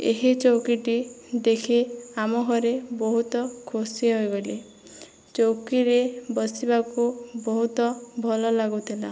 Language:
Odia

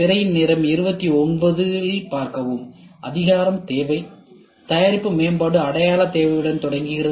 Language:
Tamil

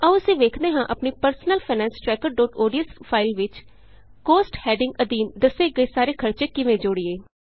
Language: Punjabi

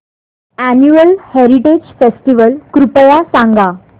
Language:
Marathi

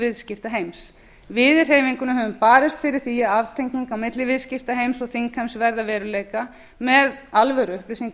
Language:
Icelandic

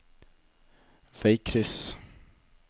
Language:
Norwegian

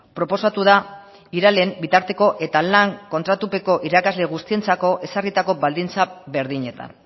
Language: Basque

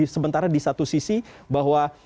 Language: Indonesian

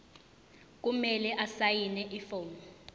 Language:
Zulu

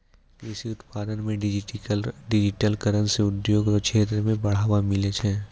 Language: Maithili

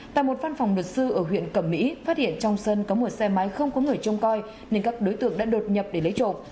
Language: Vietnamese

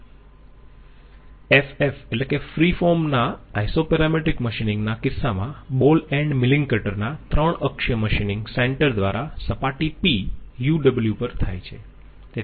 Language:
Gujarati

